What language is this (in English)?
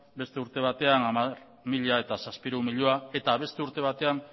Basque